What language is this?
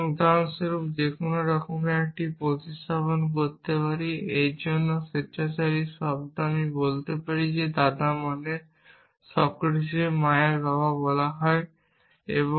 Bangla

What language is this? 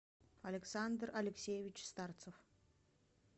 Russian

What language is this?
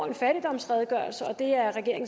Danish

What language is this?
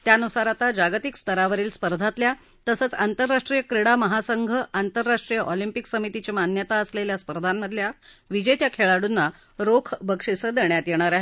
Marathi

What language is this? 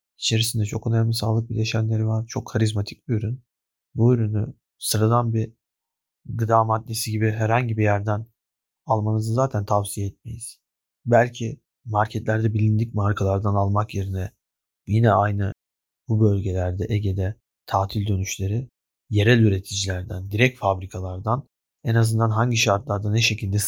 Turkish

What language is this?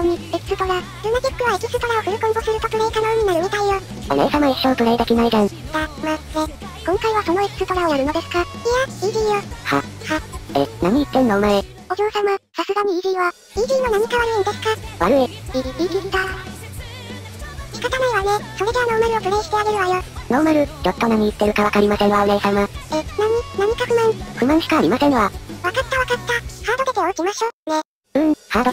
Japanese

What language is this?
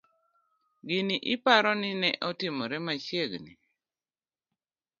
Luo (Kenya and Tanzania)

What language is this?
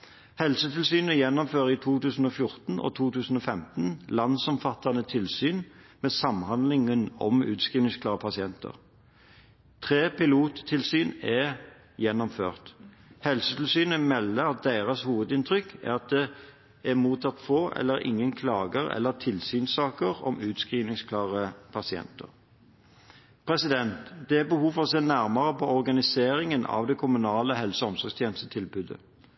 Norwegian Bokmål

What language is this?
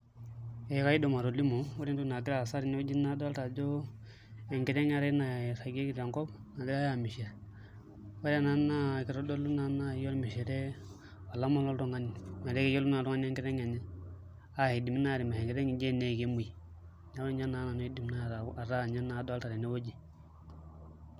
Masai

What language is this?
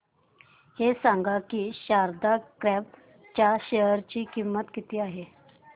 Marathi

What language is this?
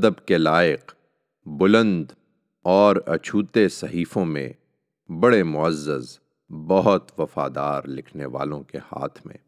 Urdu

